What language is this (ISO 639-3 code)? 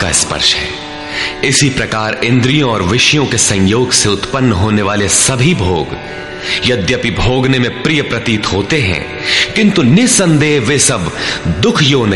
hin